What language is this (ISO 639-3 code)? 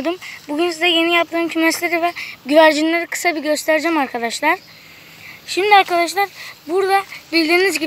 tur